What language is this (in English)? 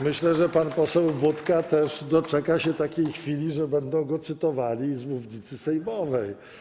Polish